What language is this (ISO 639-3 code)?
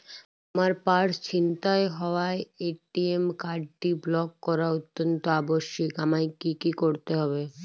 ben